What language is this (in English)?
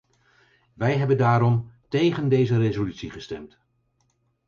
Dutch